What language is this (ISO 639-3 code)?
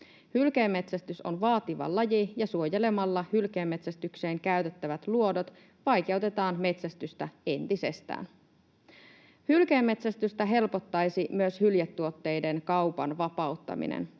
fin